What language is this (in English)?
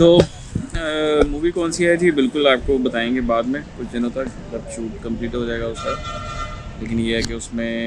Hindi